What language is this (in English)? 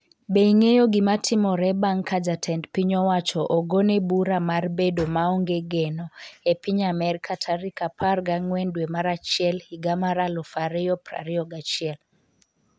Luo (Kenya and Tanzania)